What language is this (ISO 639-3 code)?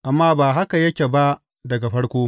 hau